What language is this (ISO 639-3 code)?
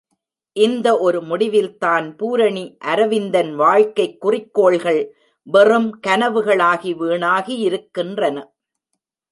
tam